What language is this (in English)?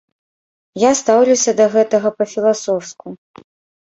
Belarusian